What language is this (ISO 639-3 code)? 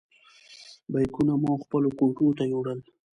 pus